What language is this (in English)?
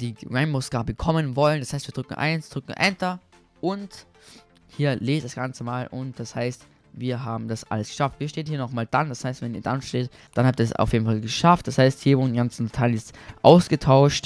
German